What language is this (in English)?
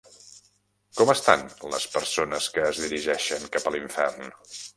Catalan